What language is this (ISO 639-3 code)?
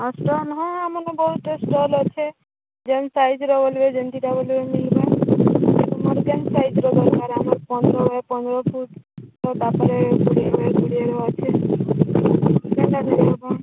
ori